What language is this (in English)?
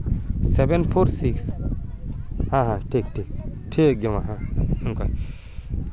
Santali